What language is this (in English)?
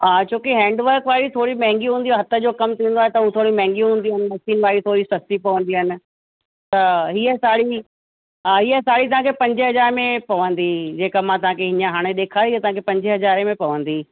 Sindhi